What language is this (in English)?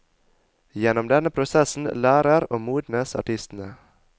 Norwegian